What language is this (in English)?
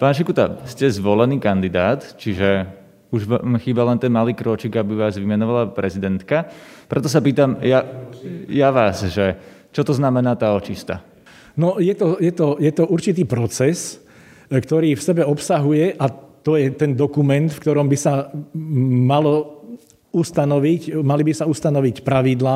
Slovak